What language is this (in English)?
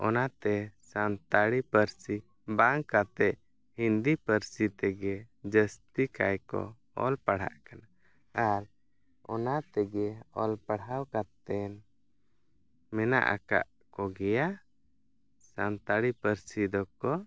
Santali